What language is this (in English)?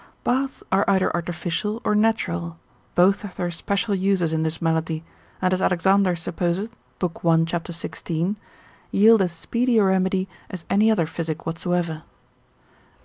English